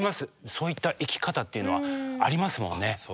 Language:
Japanese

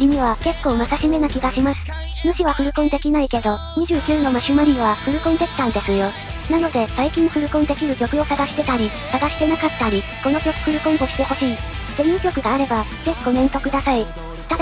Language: Japanese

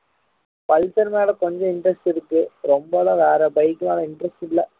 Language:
Tamil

